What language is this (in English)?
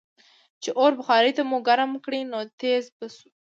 Pashto